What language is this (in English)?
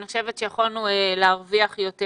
Hebrew